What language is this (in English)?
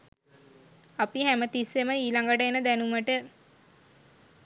Sinhala